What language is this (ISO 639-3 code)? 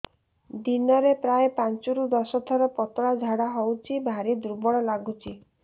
ori